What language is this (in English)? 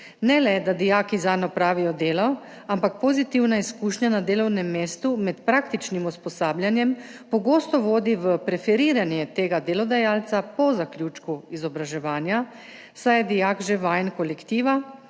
Slovenian